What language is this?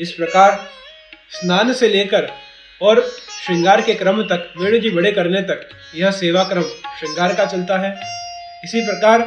Hindi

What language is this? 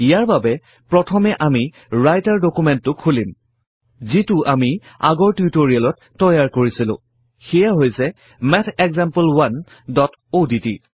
Assamese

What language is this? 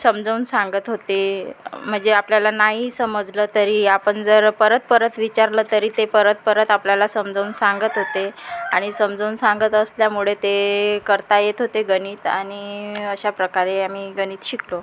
Marathi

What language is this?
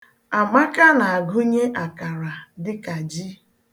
Igbo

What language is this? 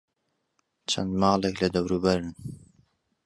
Central Kurdish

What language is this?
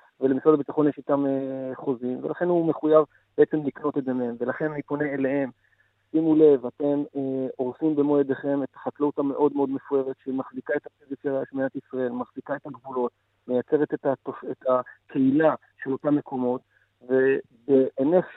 Hebrew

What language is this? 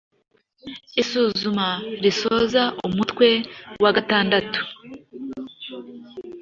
Kinyarwanda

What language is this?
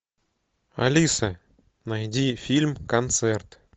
Russian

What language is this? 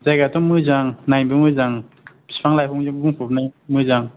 Bodo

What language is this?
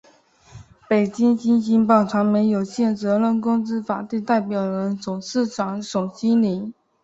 Chinese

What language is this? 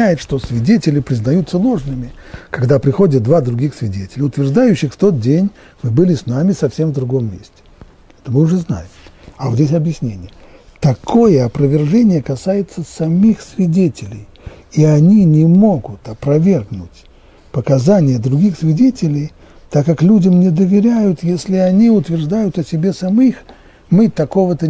Russian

